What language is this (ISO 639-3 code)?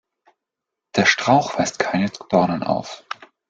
deu